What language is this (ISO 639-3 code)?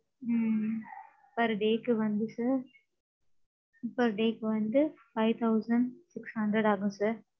tam